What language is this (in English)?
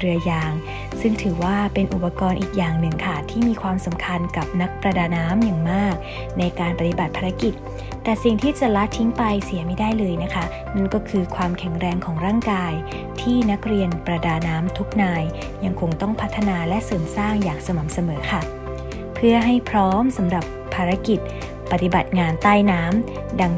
Thai